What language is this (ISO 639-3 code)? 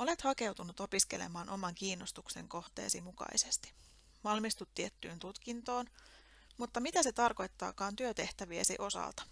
fin